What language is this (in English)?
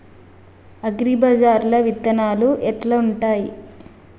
Telugu